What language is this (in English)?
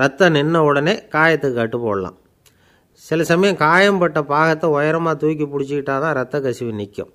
Romanian